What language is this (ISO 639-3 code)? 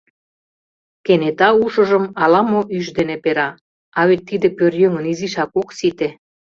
chm